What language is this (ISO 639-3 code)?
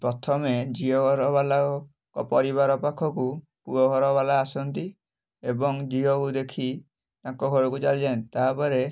ori